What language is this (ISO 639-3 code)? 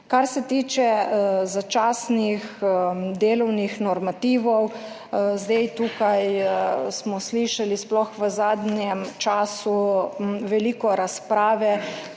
slv